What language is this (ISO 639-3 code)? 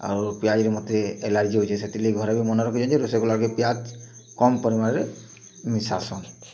ori